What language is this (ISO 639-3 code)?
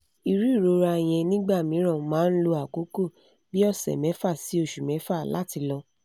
yor